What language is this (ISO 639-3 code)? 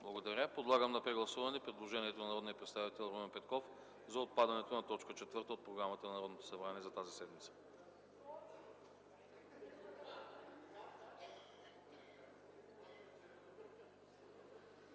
bul